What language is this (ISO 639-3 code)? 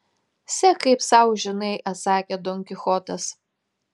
lit